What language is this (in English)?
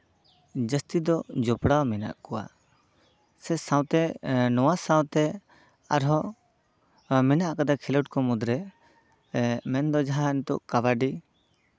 Santali